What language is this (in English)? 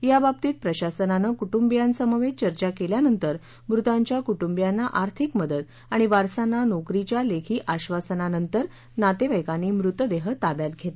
Marathi